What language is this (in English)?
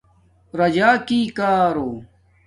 Domaaki